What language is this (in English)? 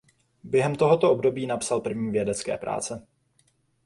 Czech